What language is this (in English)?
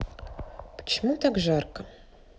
Russian